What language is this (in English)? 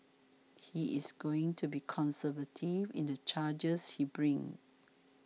English